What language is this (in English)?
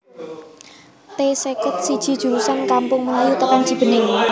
Javanese